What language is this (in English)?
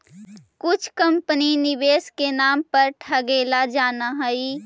Magahi